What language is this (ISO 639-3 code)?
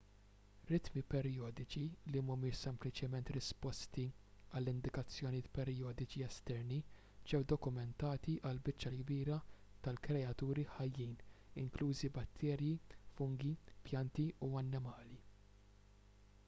mlt